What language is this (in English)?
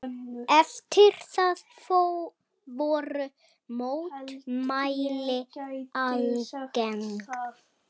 Icelandic